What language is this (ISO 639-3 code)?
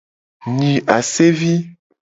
gej